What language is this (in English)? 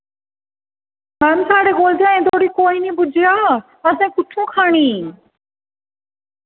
Dogri